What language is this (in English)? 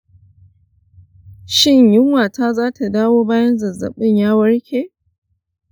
Hausa